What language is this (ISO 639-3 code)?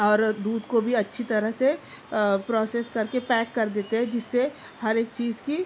urd